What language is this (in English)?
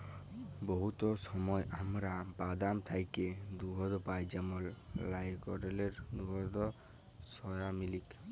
Bangla